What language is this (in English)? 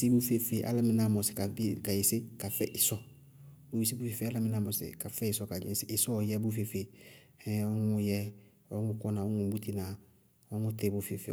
Bago-Kusuntu